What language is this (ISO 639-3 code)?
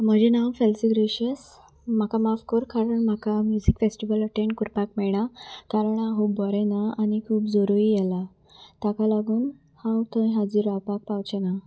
kok